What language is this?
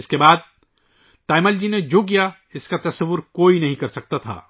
Urdu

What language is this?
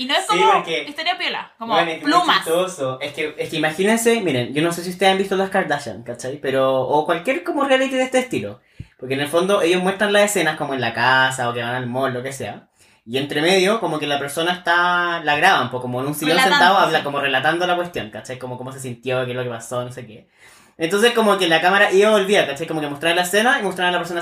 Spanish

